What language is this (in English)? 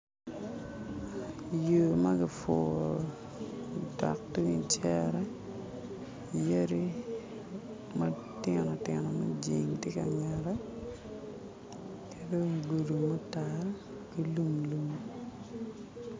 Acoli